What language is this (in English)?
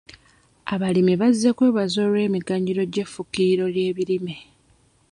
Ganda